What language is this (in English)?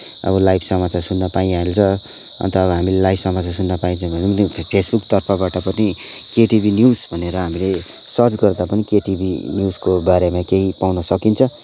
Nepali